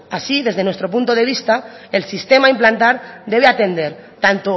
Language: Spanish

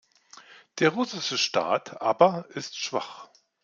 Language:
German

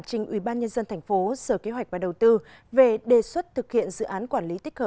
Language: Vietnamese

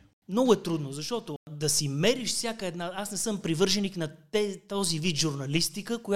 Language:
Bulgarian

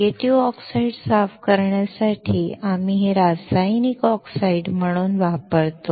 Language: Marathi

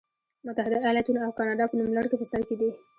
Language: Pashto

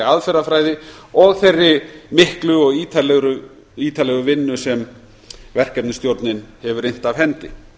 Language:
Icelandic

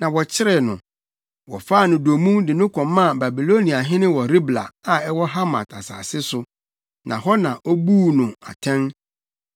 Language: Akan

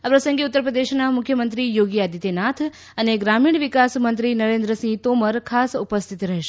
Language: Gujarati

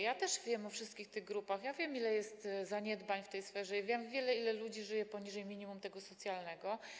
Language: Polish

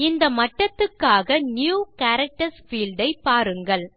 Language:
Tamil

